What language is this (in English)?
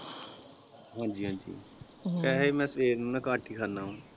Punjabi